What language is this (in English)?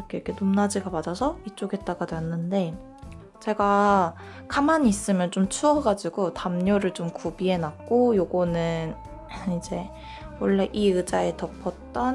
Korean